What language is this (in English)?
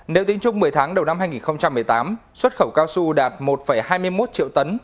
Vietnamese